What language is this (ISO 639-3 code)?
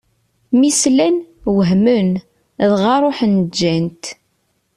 kab